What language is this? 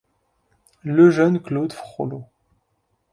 French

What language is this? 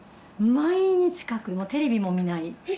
Japanese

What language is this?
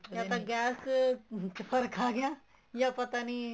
Punjabi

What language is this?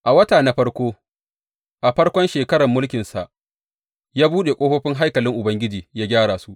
Hausa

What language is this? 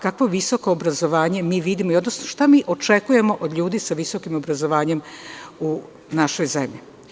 Serbian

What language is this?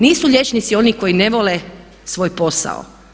Croatian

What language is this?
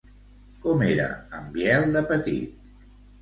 Catalan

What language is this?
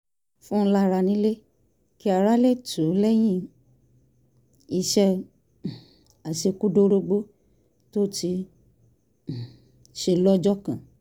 Yoruba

